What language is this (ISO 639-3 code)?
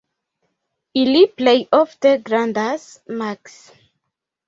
epo